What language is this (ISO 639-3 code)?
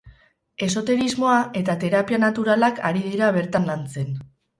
eus